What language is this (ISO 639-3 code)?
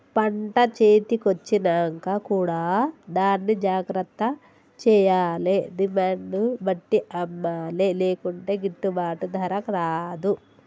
tel